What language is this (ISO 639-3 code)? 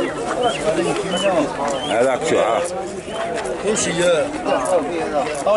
ara